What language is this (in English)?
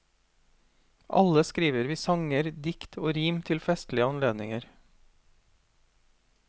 Norwegian